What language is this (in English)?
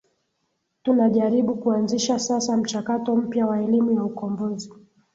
Swahili